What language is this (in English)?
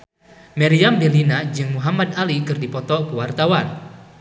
Sundanese